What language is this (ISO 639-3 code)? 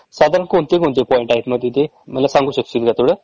mar